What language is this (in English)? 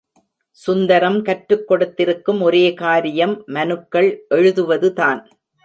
Tamil